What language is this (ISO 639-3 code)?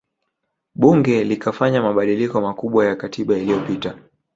swa